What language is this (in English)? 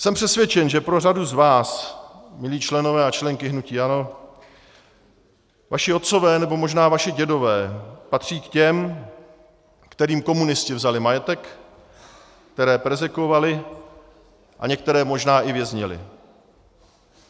Czech